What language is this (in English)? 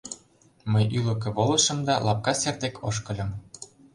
Mari